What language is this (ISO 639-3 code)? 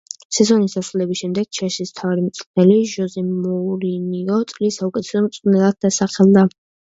kat